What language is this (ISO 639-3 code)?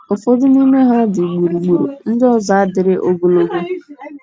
ibo